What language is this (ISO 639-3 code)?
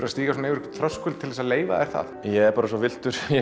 isl